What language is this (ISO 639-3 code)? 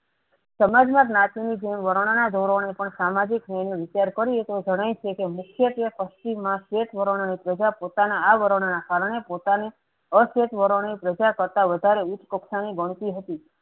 guj